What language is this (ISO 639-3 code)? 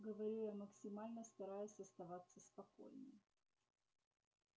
rus